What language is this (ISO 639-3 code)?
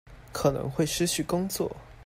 zho